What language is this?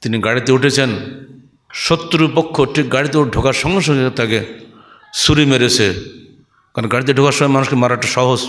Arabic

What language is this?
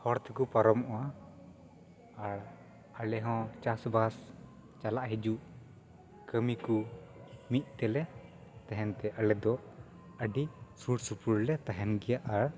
Santali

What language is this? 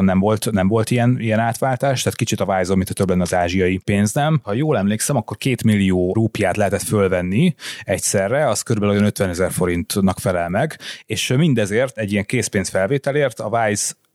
Hungarian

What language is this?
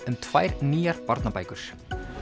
Icelandic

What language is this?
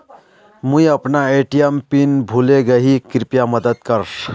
Magahi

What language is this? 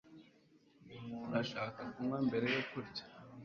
Kinyarwanda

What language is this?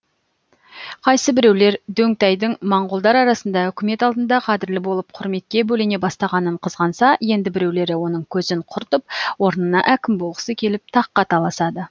Kazakh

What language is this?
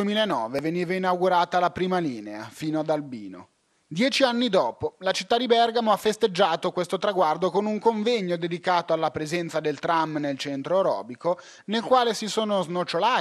Italian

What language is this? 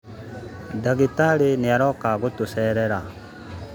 Kikuyu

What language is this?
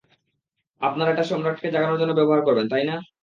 Bangla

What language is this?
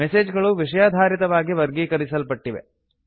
Kannada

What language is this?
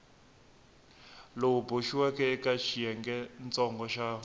Tsonga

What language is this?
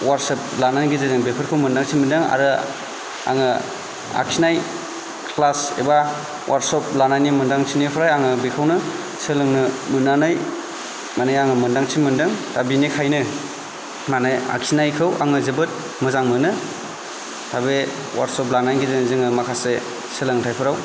Bodo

